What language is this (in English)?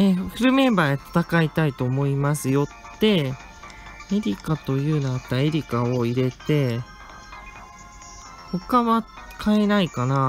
Japanese